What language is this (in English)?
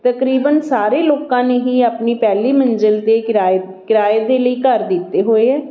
Punjabi